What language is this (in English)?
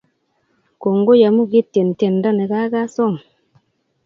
Kalenjin